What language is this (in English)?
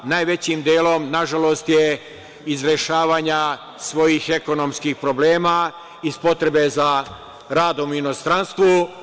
Serbian